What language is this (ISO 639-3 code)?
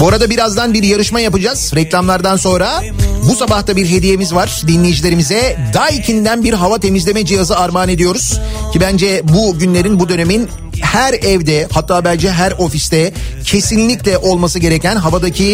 tur